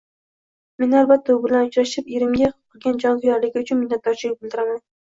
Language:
Uzbek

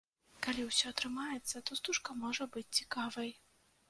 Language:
Belarusian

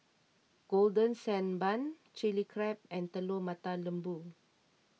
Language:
English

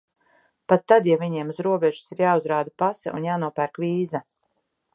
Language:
Latvian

